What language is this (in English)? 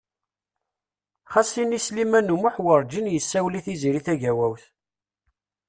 Kabyle